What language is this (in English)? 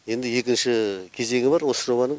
Kazakh